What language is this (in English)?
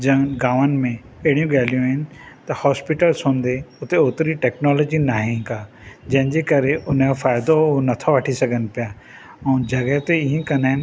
Sindhi